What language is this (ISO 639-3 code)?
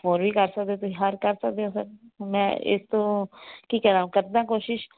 pan